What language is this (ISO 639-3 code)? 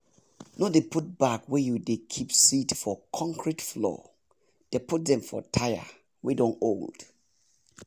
pcm